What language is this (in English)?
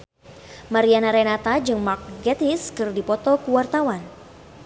Sundanese